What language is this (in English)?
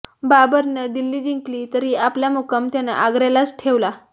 Marathi